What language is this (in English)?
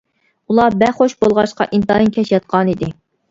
Uyghur